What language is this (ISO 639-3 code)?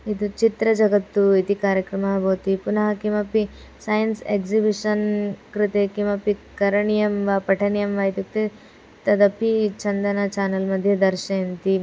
san